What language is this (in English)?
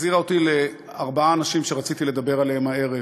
Hebrew